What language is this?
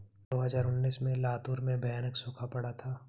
Hindi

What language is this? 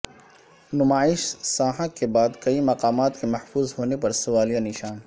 Urdu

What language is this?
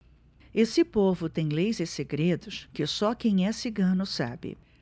Portuguese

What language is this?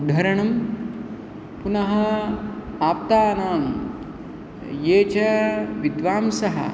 Sanskrit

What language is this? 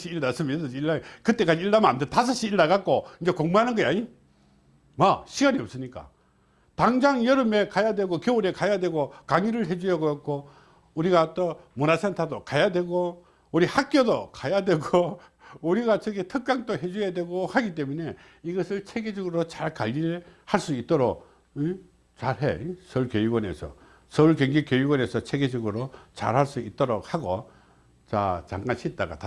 Korean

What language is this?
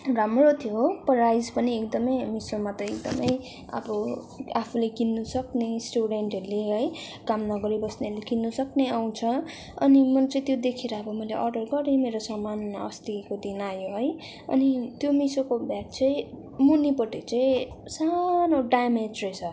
Nepali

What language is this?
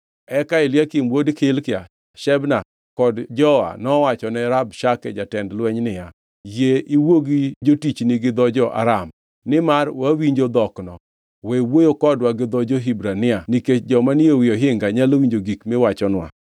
Luo (Kenya and Tanzania)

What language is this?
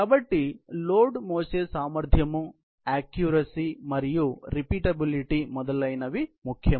Telugu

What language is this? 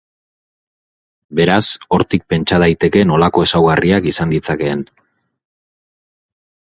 Basque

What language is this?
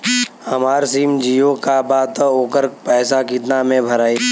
Bhojpuri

